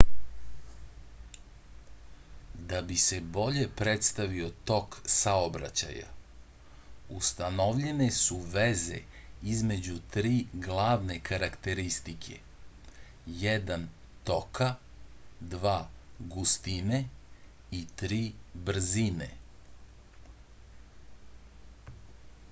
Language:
Serbian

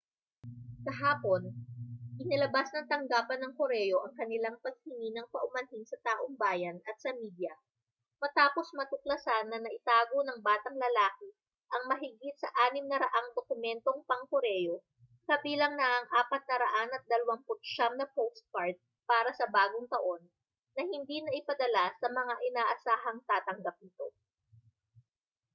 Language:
Filipino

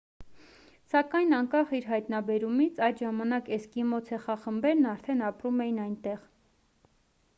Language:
Armenian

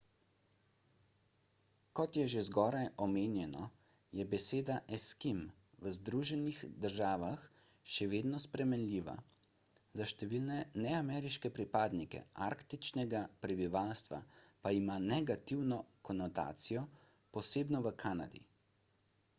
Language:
Slovenian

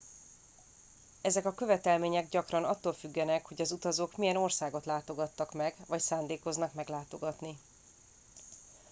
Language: Hungarian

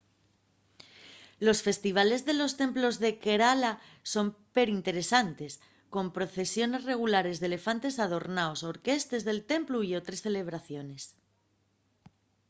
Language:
Asturian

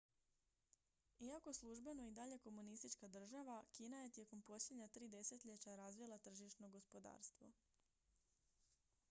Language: Croatian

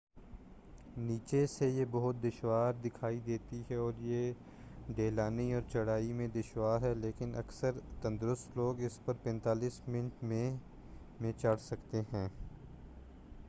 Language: Urdu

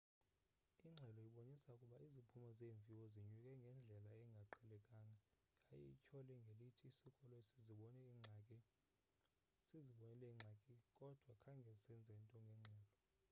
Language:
Xhosa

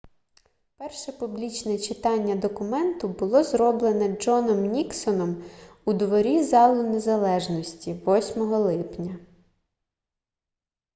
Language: Ukrainian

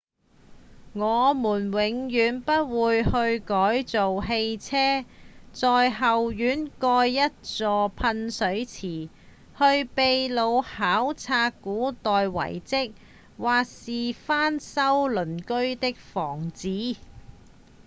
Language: Cantonese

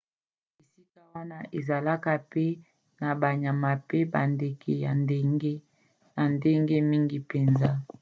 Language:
Lingala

